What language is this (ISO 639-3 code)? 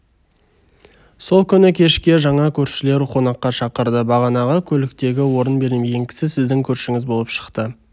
kaz